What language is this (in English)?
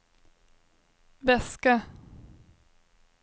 Swedish